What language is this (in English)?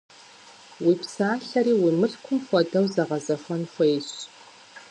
Kabardian